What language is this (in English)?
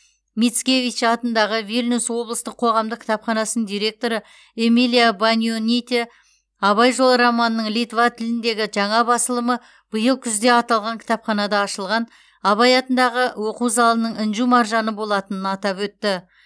Kazakh